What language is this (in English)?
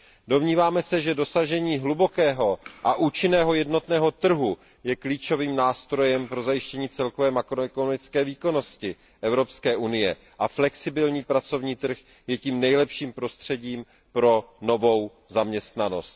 Czech